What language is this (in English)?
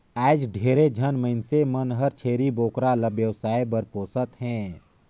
Chhattisgarhi